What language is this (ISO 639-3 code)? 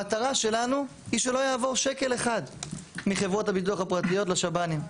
heb